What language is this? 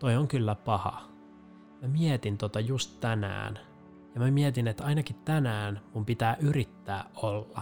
Finnish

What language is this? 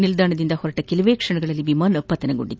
Kannada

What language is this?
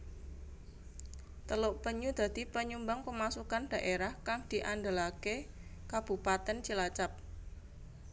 Javanese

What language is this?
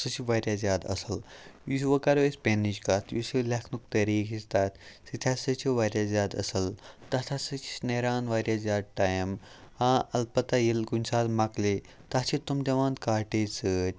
Kashmiri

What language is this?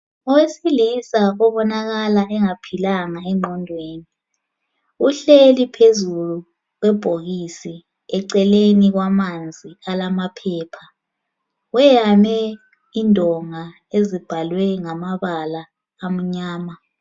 North Ndebele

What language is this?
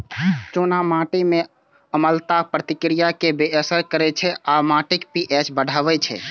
Maithili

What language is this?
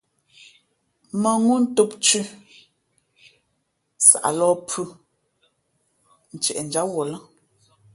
Fe'fe'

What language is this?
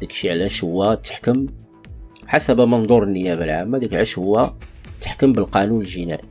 Arabic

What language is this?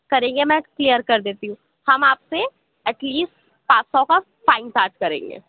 Urdu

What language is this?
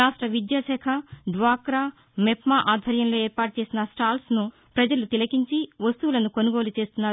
Telugu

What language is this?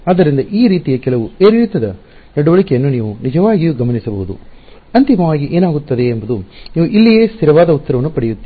Kannada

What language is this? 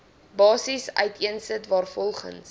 Afrikaans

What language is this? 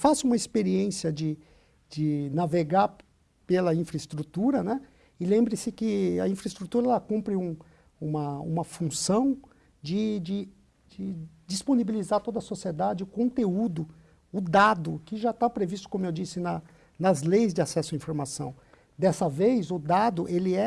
Portuguese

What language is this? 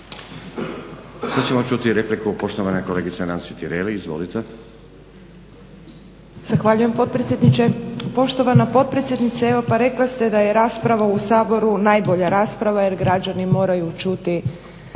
Croatian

